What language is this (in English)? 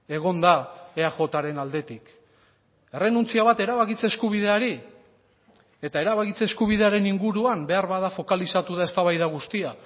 Basque